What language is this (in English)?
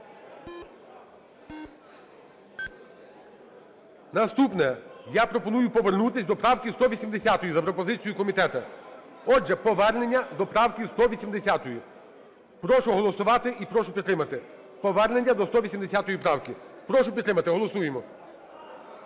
Ukrainian